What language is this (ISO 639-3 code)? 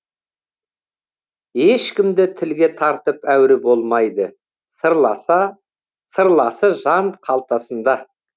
kaz